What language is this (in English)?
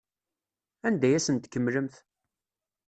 Kabyle